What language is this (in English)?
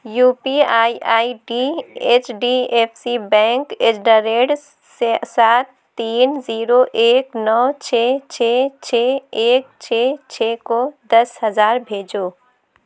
Urdu